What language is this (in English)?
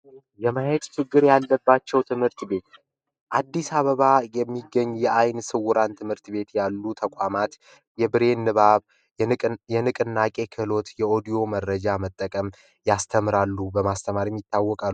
Amharic